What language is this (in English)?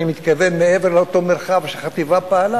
Hebrew